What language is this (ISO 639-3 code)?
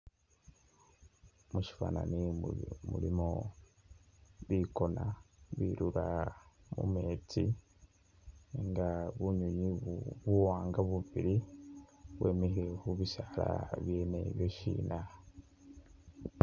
myx